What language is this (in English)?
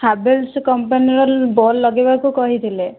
Odia